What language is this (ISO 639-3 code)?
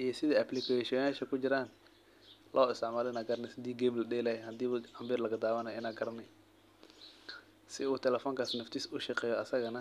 som